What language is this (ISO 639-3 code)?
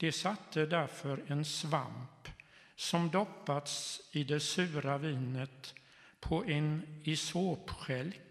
swe